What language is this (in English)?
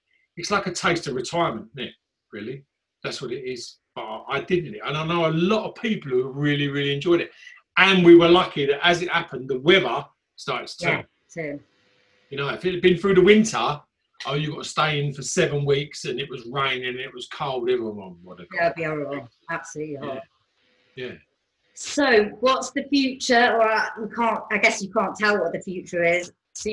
English